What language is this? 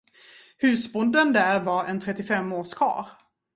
Swedish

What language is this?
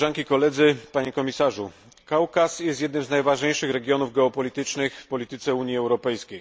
Polish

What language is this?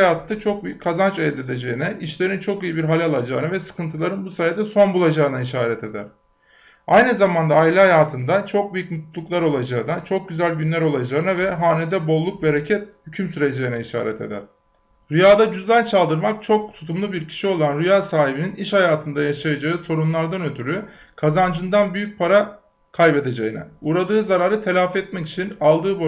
Turkish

